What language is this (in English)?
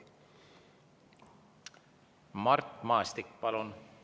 Estonian